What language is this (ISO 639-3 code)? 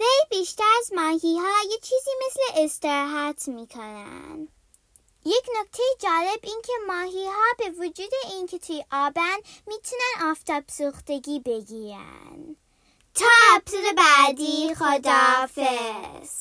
fas